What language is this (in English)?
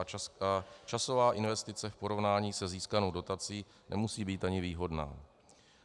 Czech